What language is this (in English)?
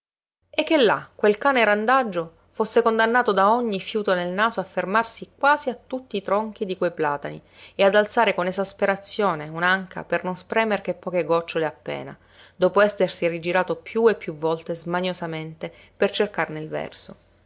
Italian